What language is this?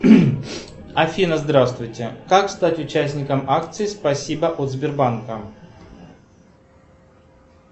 Russian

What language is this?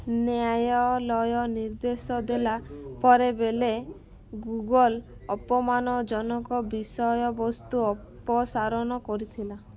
Odia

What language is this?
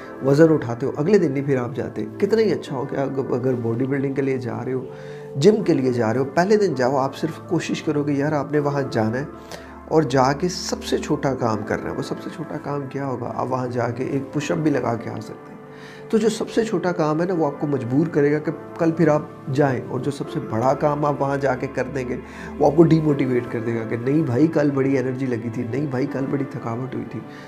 Urdu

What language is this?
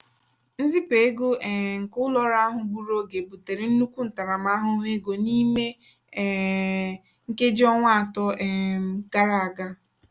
Igbo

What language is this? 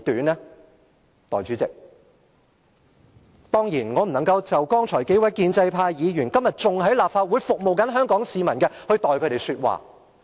Cantonese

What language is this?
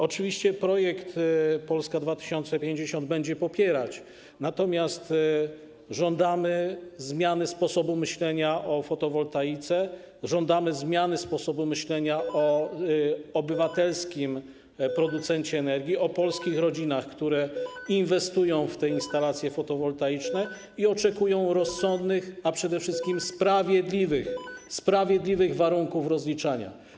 Polish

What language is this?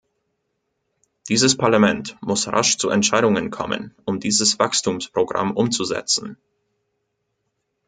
German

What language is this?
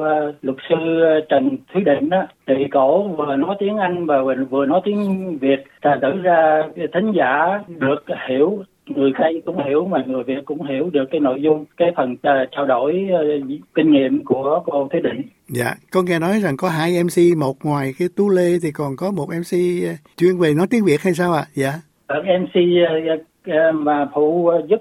Vietnamese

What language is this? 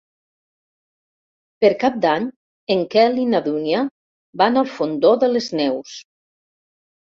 Catalan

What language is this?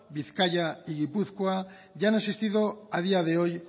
Spanish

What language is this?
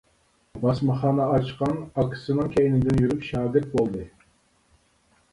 Uyghur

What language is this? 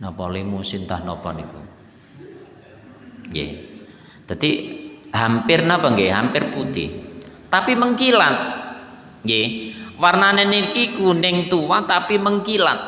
Indonesian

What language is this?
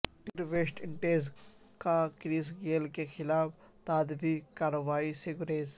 Urdu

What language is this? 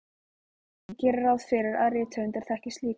Icelandic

